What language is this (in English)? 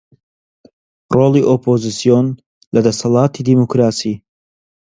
Central Kurdish